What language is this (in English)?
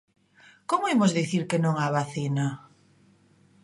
Galician